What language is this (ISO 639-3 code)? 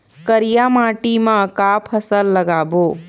hne